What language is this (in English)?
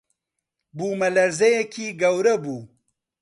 Central Kurdish